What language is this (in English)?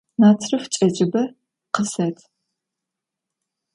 Adyghe